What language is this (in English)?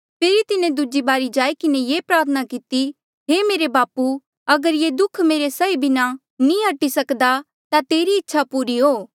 Mandeali